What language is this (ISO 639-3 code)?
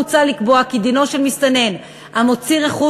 heb